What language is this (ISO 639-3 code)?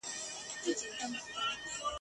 pus